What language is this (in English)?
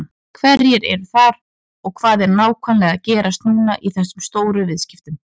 Icelandic